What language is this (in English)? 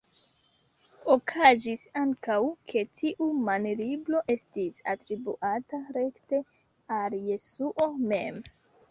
Esperanto